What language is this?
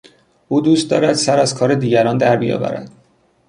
Persian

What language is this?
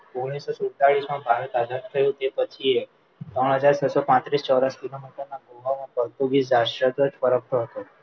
Gujarati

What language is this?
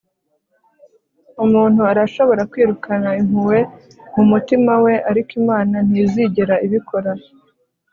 Kinyarwanda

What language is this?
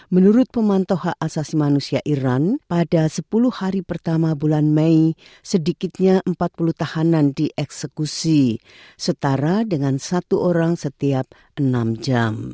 Indonesian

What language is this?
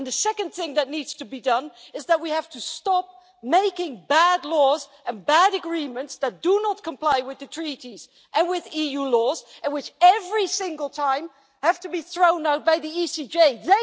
English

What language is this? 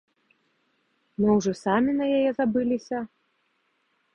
Belarusian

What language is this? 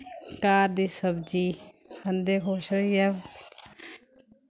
Dogri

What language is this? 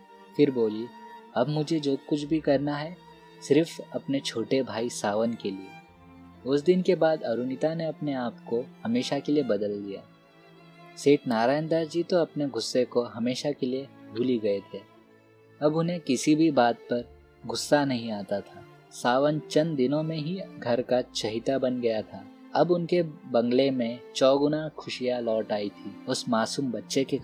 Hindi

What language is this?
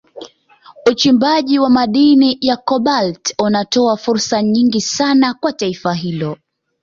Swahili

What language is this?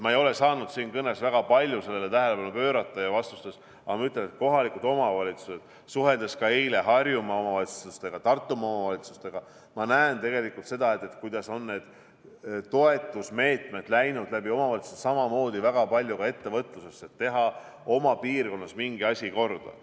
Estonian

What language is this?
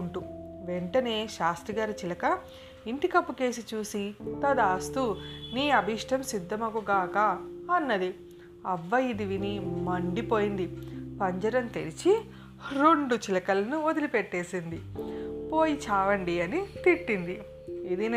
Telugu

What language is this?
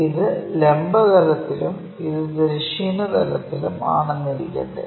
Malayalam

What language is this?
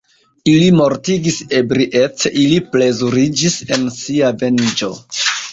Esperanto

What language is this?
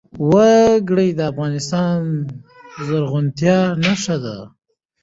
Pashto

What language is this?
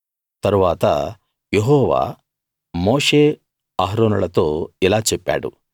Telugu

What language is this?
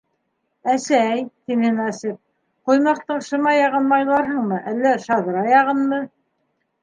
Bashkir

